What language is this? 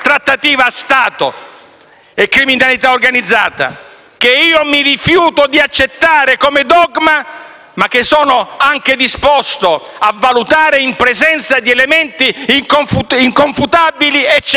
Italian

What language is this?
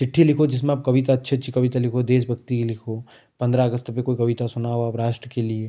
Hindi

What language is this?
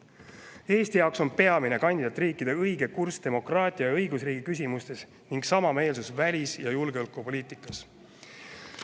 Estonian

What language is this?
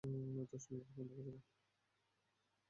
Bangla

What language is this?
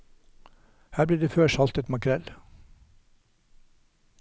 Norwegian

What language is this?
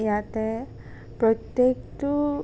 Assamese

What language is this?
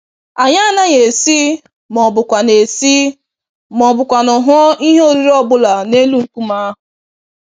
Igbo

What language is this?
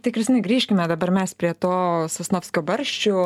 Lithuanian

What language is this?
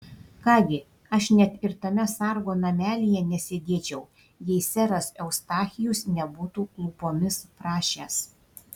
Lithuanian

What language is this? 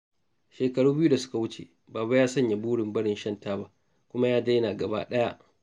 Hausa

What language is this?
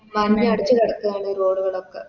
Malayalam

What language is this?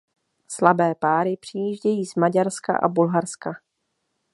Czech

